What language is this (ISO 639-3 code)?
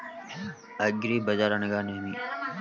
tel